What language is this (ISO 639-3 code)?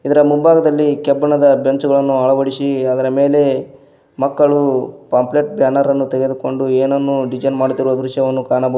kan